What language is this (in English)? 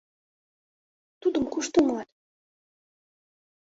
Mari